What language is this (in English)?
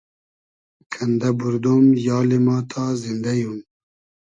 Hazaragi